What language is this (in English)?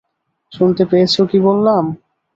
Bangla